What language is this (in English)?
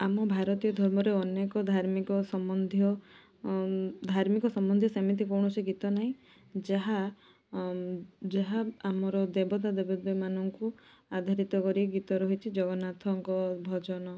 Odia